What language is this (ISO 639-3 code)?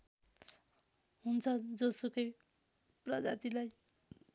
nep